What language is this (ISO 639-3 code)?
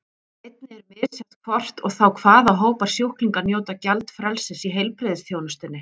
isl